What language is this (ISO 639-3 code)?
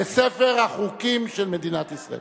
heb